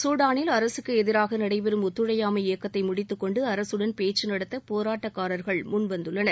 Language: Tamil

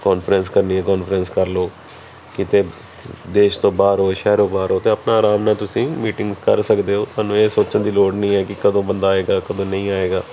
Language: Punjabi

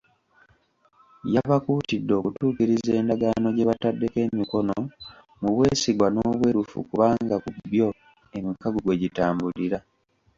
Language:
Ganda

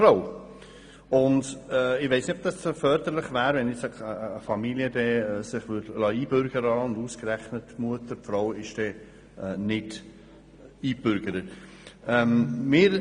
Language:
Swiss German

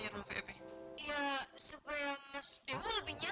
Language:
Indonesian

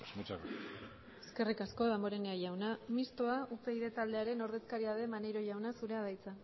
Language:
Basque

